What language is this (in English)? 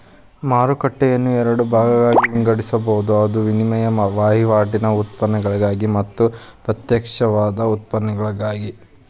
Kannada